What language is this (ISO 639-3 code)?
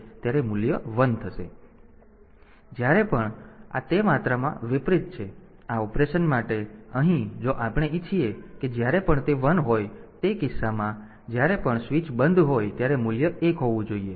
guj